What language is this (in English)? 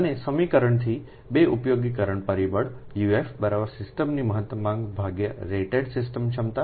Gujarati